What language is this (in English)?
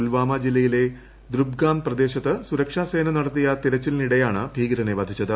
Malayalam